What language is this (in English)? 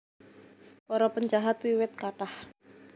Javanese